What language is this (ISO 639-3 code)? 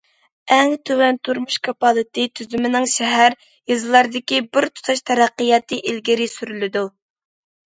uig